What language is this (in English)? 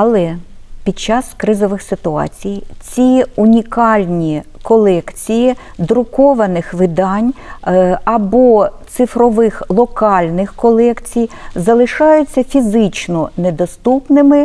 Ukrainian